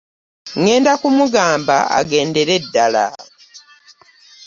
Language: Ganda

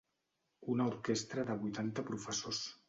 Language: Catalan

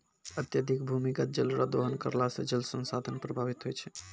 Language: Maithili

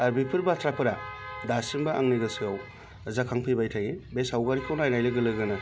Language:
Bodo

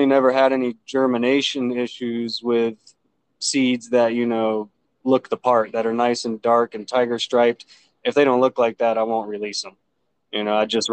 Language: English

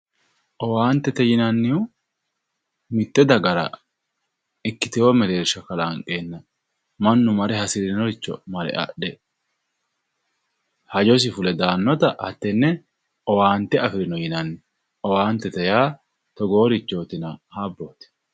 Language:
Sidamo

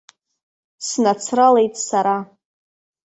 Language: Abkhazian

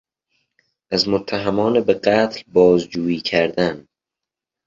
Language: Persian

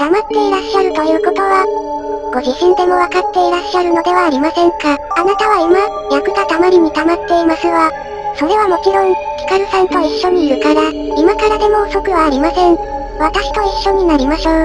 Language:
Japanese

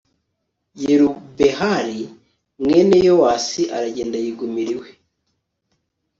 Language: Kinyarwanda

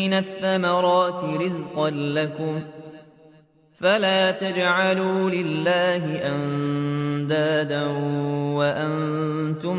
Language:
Arabic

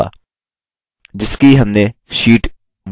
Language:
Hindi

